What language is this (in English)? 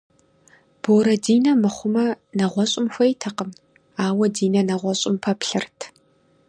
Kabardian